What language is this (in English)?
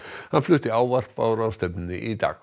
Icelandic